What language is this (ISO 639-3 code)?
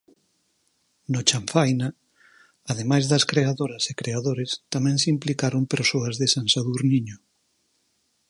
glg